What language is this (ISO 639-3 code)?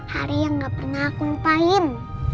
ind